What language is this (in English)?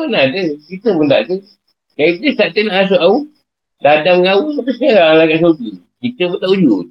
Malay